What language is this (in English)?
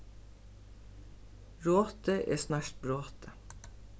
Faroese